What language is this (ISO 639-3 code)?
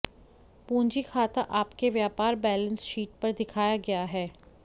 hin